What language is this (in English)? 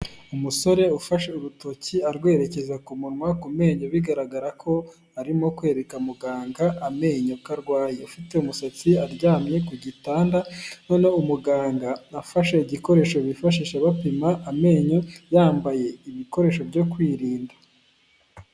Kinyarwanda